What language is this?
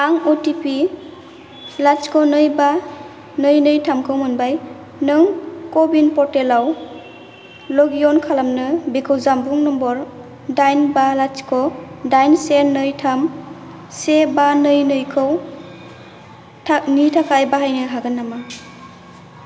Bodo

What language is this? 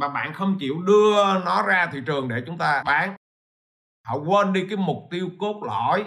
Vietnamese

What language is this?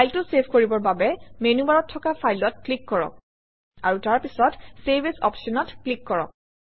Assamese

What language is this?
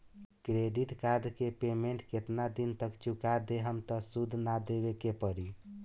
Bhojpuri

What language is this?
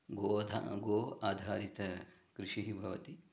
Sanskrit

